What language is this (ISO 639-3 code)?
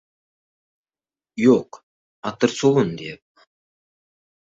uzb